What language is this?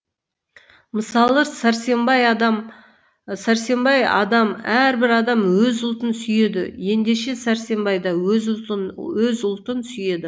Kazakh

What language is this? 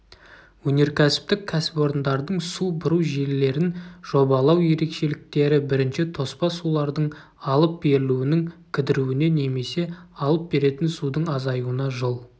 Kazakh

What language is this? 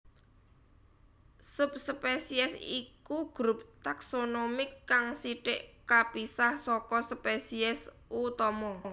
Javanese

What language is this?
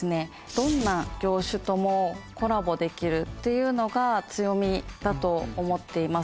Japanese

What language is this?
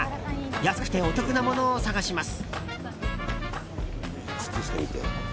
Japanese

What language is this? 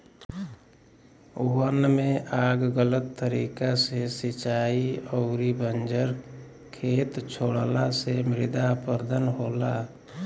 Bhojpuri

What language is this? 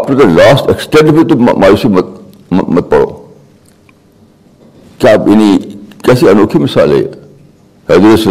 Urdu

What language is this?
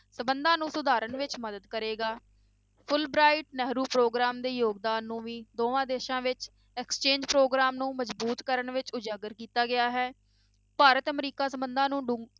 Punjabi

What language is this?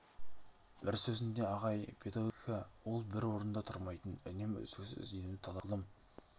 Kazakh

